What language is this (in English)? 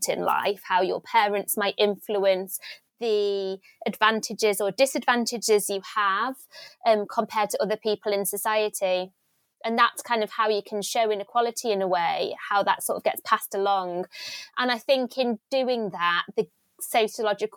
English